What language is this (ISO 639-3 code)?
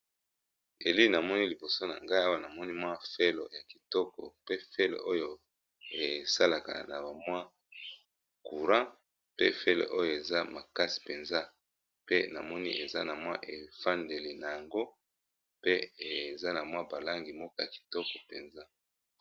lin